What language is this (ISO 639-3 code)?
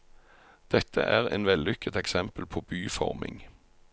nor